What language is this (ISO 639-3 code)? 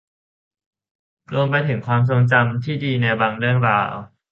tha